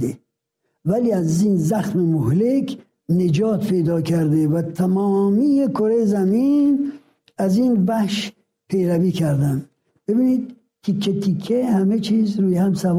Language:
Persian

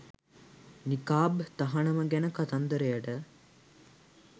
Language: Sinhala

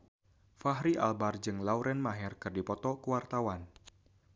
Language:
Sundanese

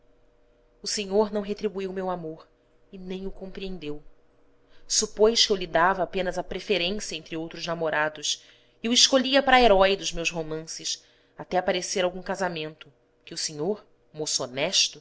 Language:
Portuguese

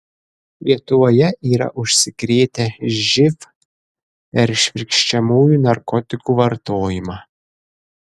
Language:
Lithuanian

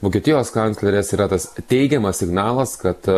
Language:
Lithuanian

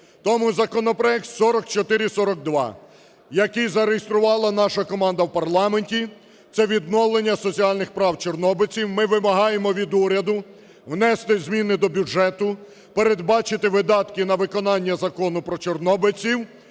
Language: Ukrainian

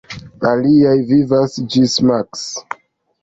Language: Esperanto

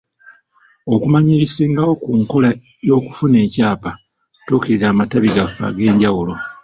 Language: Ganda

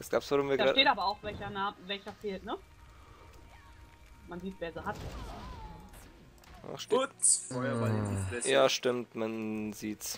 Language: German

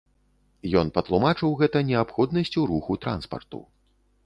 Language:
Belarusian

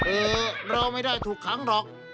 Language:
Thai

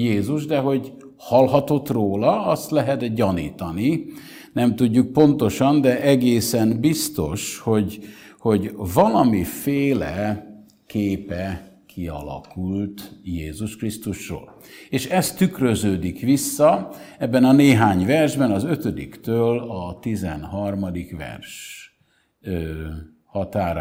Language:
Hungarian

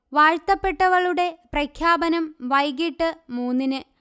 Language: Malayalam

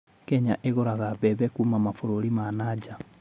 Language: Kikuyu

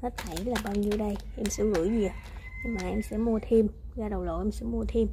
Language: Vietnamese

